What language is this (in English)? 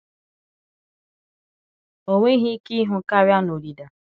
Igbo